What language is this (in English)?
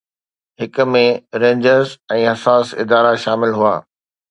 Sindhi